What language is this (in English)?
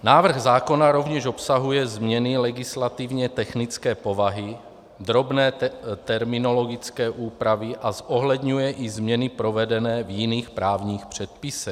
Czech